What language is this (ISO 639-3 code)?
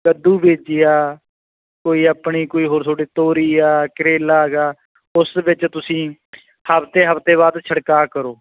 pan